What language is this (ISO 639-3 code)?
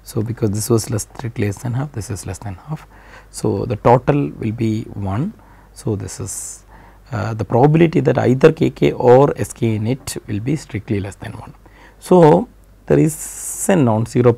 eng